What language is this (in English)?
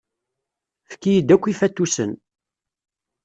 Kabyle